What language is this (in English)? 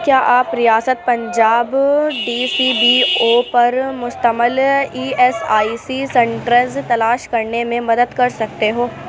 Urdu